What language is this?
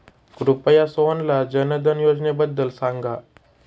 Marathi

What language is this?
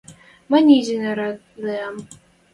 Western Mari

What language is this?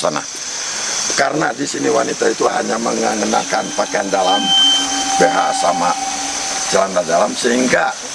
Indonesian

